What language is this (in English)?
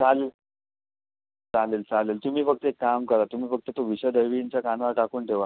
Marathi